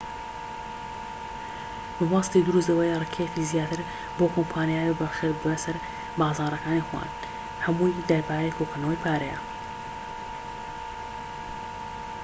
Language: Central Kurdish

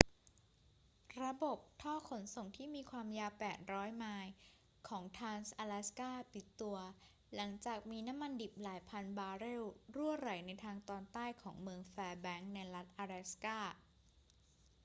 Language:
Thai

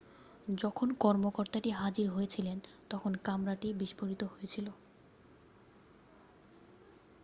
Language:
Bangla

